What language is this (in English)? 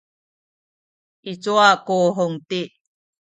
Sakizaya